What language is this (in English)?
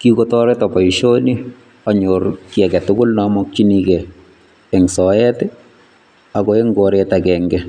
Kalenjin